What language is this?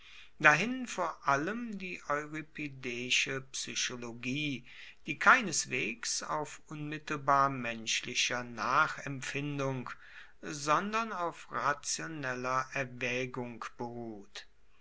German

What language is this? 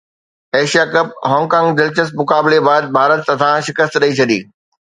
Sindhi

